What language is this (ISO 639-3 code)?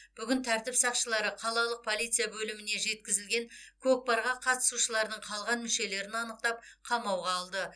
kaz